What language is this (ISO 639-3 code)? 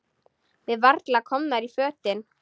isl